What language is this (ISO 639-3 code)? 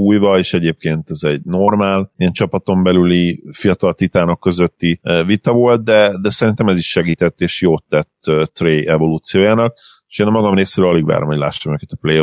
hun